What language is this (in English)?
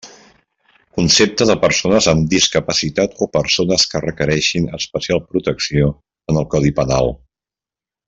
Catalan